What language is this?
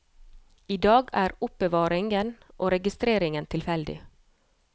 Norwegian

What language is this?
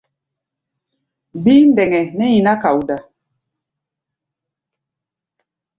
Gbaya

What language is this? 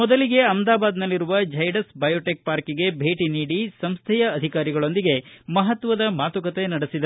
Kannada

